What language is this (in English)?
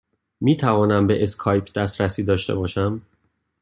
Persian